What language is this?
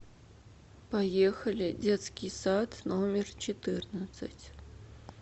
Russian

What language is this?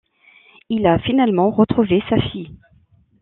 French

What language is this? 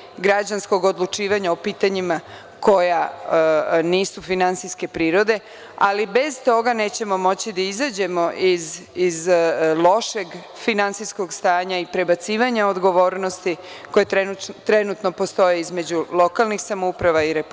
Serbian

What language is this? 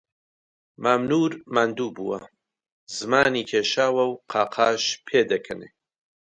Central Kurdish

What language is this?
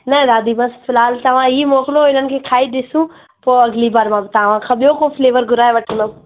Sindhi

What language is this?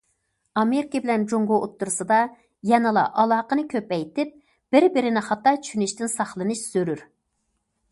Uyghur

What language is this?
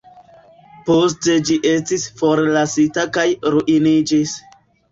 Esperanto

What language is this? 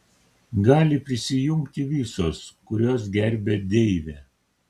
Lithuanian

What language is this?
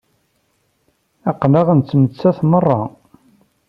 Kabyle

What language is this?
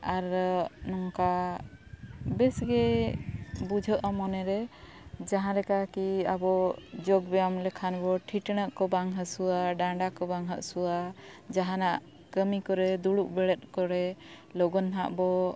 Santali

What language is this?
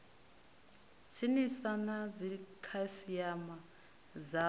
Venda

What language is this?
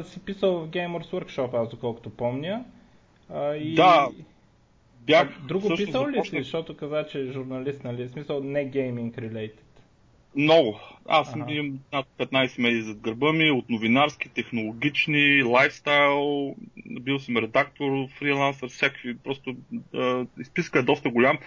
Bulgarian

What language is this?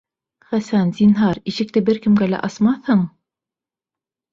Bashkir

